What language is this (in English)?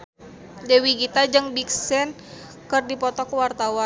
Sundanese